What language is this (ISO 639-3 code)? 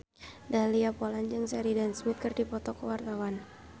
sun